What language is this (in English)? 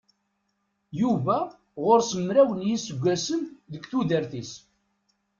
Kabyle